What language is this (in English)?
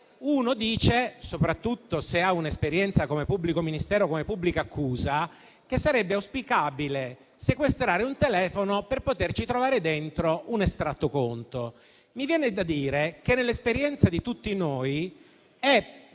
Italian